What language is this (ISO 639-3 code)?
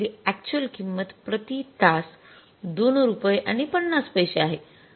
mar